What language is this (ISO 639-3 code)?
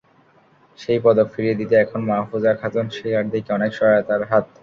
ben